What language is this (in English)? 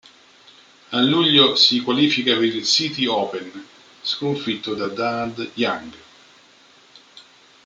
Italian